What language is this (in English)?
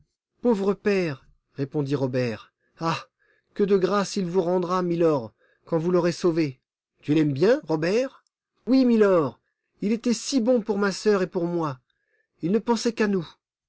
French